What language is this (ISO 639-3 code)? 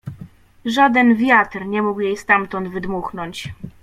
pol